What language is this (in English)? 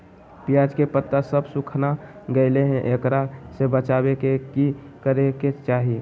Magahi